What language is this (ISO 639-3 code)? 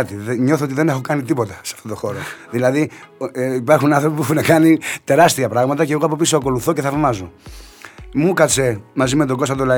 ell